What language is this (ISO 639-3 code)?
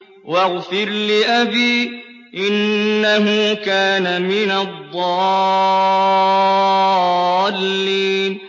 ara